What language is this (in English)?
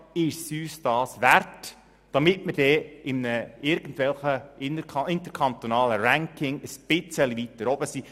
Swiss German